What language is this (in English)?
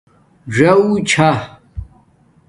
Domaaki